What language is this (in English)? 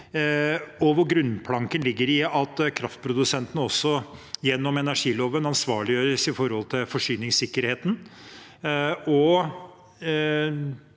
Norwegian